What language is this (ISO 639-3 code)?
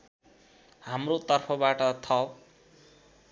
nep